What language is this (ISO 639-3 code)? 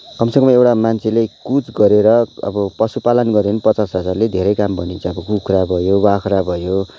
nep